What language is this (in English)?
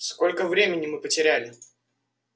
Russian